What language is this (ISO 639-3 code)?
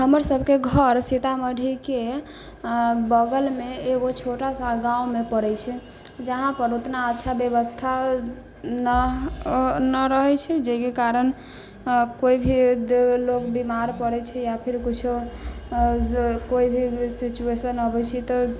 mai